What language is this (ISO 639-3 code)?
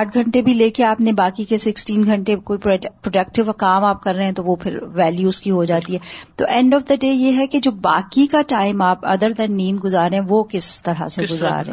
urd